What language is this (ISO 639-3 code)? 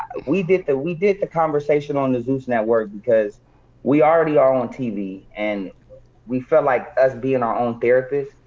eng